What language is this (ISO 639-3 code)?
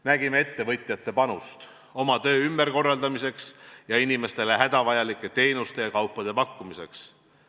est